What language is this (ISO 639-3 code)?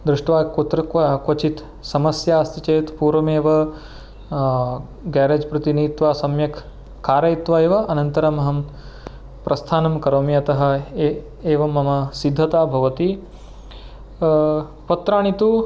san